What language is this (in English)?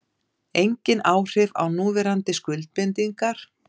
Icelandic